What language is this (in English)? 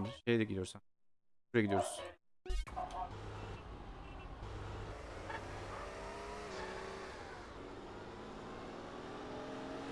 Turkish